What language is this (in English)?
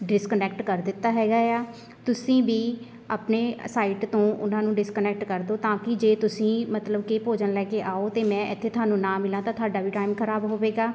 Punjabi